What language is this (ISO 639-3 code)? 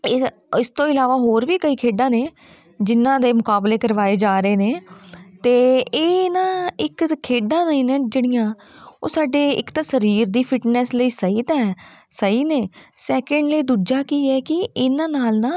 pan